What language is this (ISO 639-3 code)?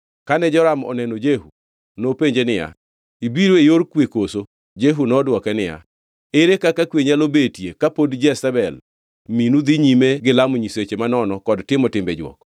luo